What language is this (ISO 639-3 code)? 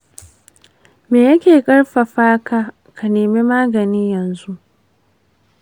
hau